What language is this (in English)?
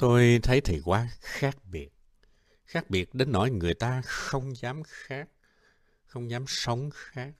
Vietnamese